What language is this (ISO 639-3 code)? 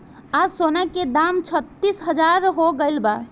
bho